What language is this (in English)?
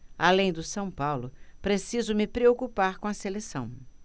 Portuguese